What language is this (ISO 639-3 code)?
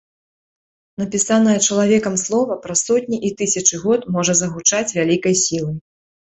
bel